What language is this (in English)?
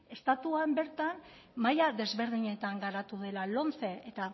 Basque